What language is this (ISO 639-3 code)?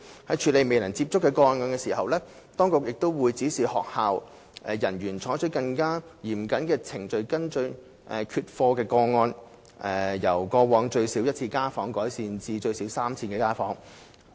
yue